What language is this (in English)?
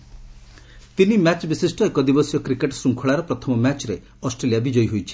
Odia